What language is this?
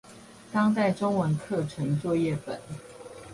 Chinese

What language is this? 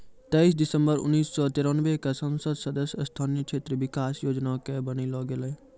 Maithili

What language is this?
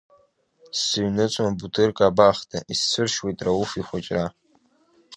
Abkhazian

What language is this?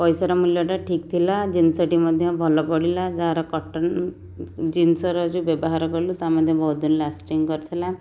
Odia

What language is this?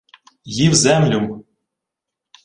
Ukrainian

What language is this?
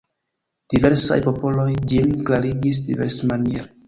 Esperanto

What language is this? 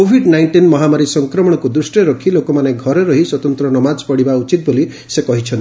Odia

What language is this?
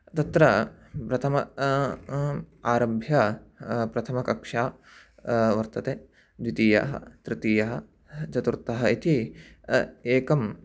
Sanskrit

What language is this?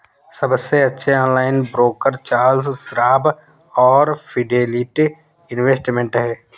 Hindi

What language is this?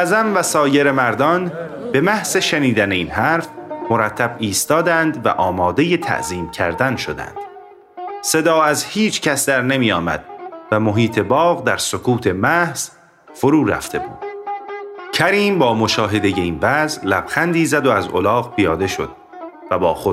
Persian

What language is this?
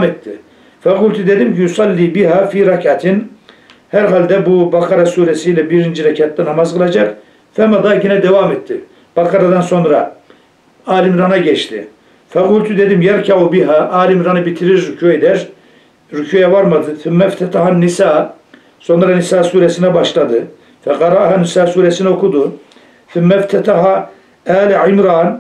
Turkish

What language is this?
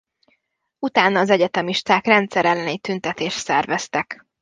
Hungarian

